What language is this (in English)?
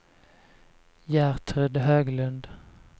Swedish